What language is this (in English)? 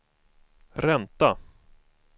Swedish